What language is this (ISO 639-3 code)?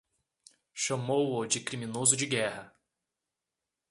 por